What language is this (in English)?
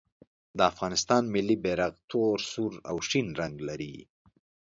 Pashto